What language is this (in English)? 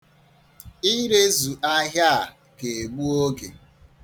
Igbo